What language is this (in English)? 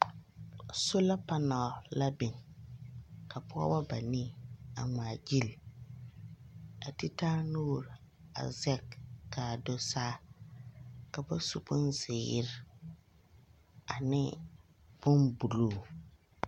Southern Dagaare